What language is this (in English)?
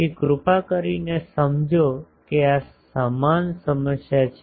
Gujarati